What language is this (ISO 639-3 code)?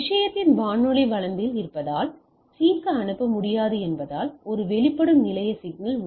tam